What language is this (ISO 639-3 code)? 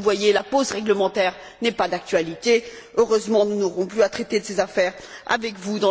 fra